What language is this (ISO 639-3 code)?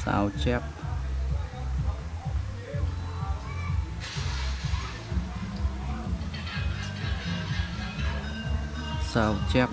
vie